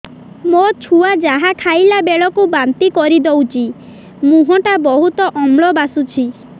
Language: Odia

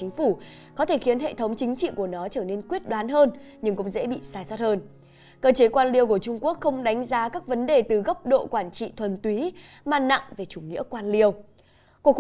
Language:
Vietnamese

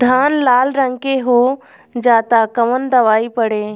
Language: Bhojpuri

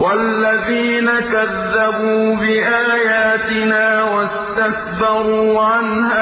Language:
Arabic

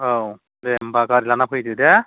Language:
Bodo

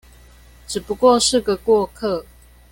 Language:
Chinese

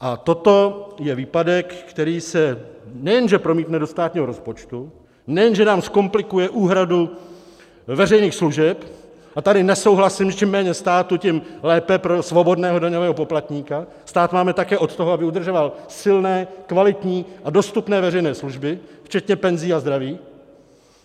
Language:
Czech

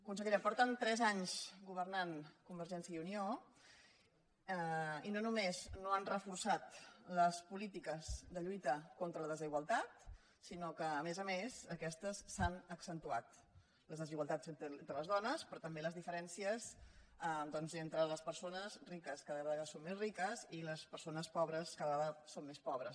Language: Catalan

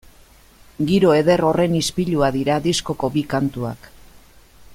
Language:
Basque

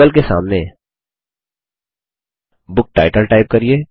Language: Hindi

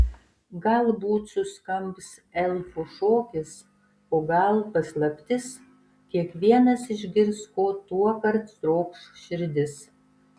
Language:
Lithuanian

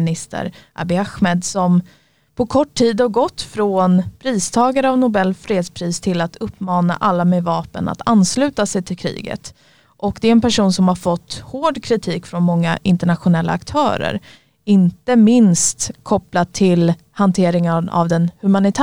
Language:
Swedish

